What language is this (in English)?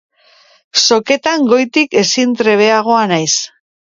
Basque